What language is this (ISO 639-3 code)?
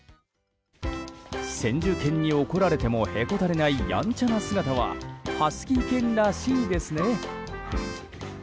jpn